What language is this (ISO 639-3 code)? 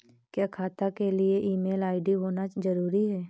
hin